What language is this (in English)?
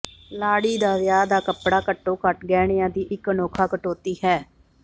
Punjabi